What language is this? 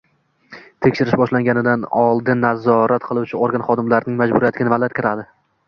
Uzbek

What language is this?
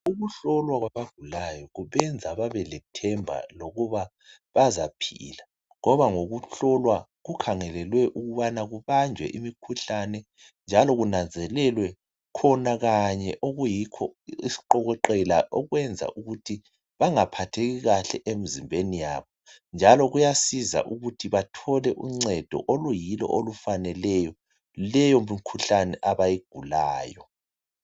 North Ndebele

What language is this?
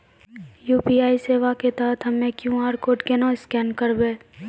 Maithili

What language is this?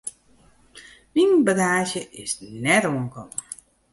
Western Frisian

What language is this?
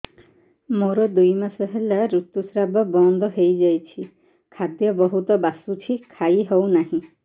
Odia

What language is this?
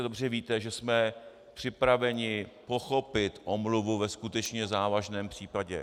Czech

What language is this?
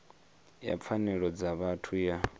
Venda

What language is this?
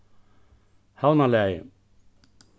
Faroese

